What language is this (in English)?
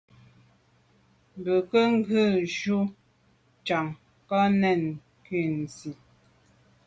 Medumba